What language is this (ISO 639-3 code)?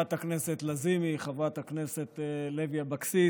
heb